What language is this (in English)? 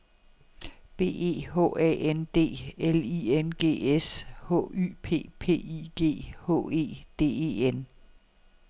Danish